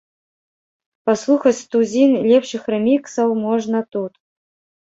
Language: Belarusian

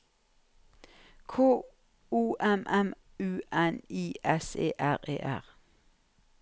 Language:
Norwegian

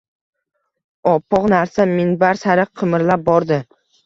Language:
Uzbek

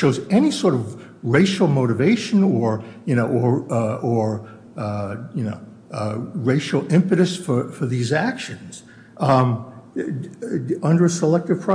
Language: English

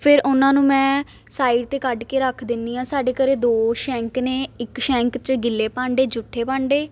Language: Punjabi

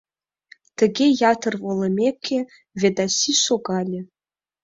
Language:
Mari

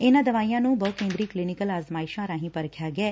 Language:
Punjabi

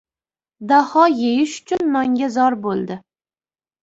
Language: Uzbek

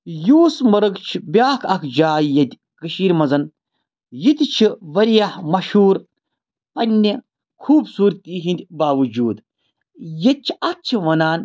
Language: Kashmiri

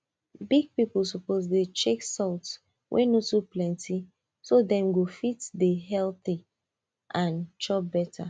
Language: Nigerian Pidgin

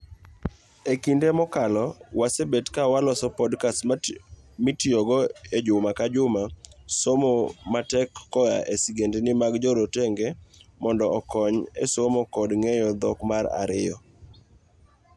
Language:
Luo (Kenya and Tanzania)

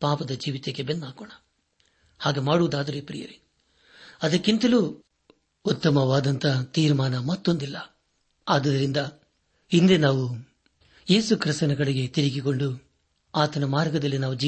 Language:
Kannada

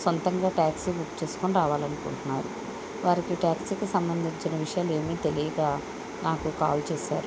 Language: Telugu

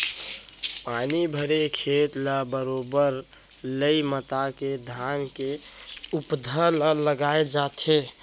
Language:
Chhattisgarhi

